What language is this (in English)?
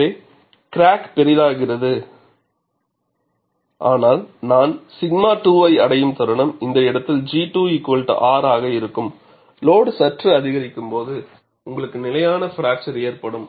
Tamil